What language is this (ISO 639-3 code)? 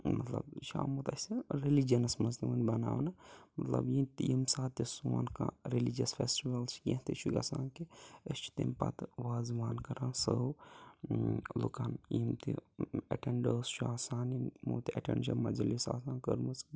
kas